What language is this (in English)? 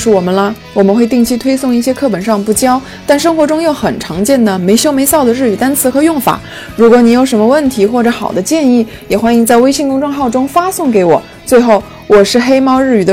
Chinese